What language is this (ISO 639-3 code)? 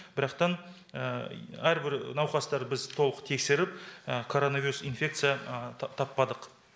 kaz